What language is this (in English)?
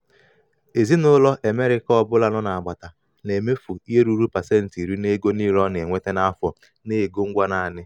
Igbo